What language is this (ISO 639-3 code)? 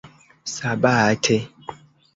epo